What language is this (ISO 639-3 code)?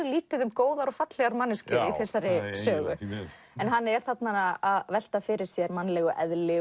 isl